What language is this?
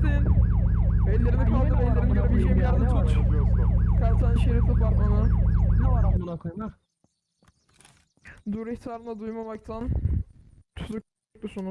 Turkish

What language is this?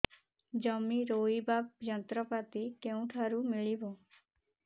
Odia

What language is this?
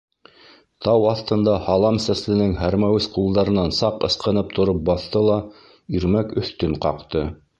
Bashkir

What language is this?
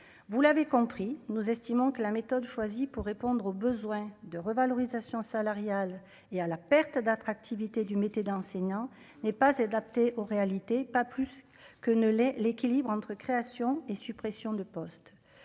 French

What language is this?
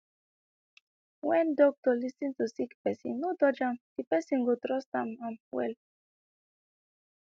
Nigerian Pidgin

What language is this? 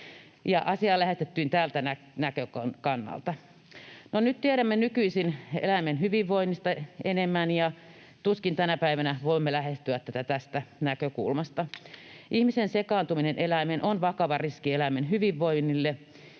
Finnish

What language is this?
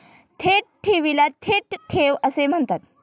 Marathi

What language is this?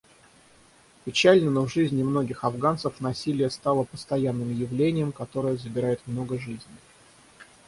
Russian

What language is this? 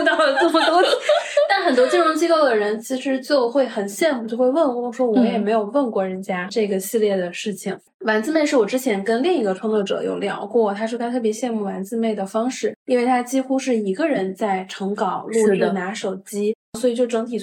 Chinese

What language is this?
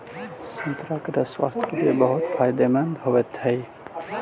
Magahi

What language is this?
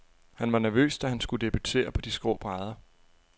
Danish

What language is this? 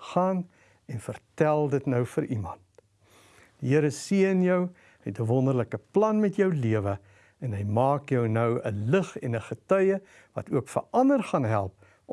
Dutch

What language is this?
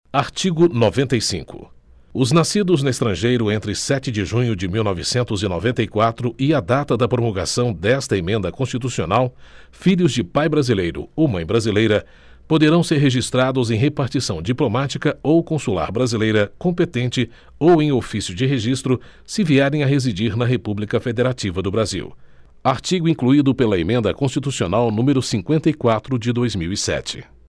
Portuguese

